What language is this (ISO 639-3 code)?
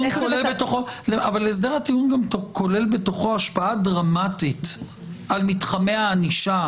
heb